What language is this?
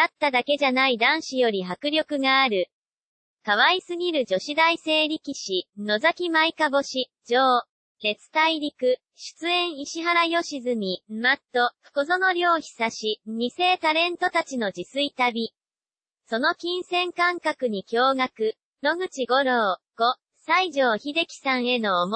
Japanese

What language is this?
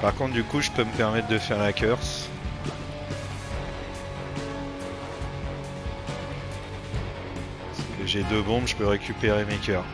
French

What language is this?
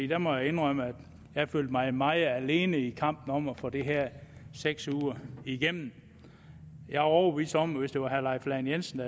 Danish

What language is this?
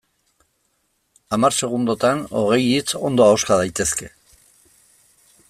Basque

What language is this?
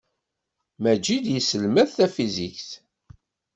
Kabyle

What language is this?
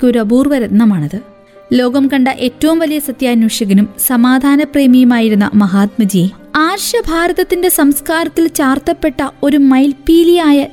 Malayalam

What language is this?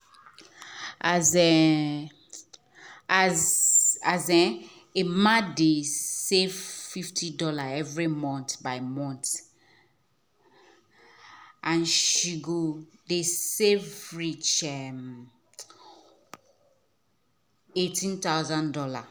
Nigerian Pidgin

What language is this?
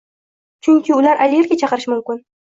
Uzbek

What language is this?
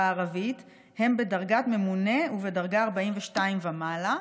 Hebrew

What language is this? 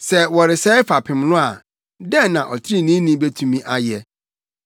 Akan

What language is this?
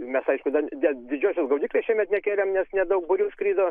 Lithuanian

